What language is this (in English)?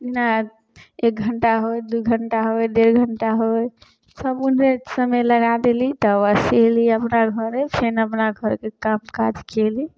Maithili